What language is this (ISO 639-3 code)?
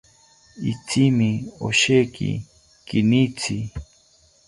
cpy